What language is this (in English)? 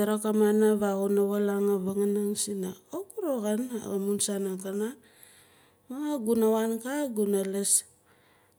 Nalik